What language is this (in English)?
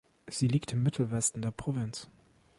German